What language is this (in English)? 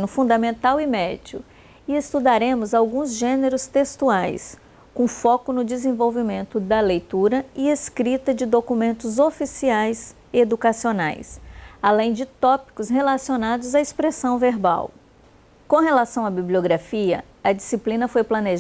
Portuguese